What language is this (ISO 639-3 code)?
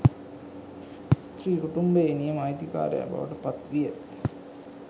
sin